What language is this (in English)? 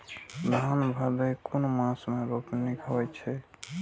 Maithili